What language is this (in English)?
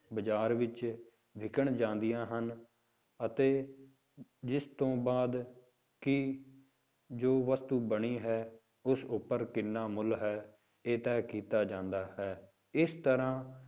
Punjabi